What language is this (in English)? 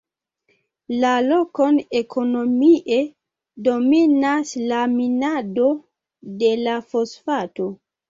Esperanto